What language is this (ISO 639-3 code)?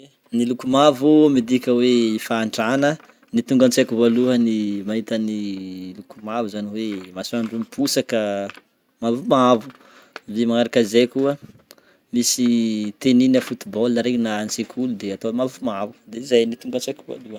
bmm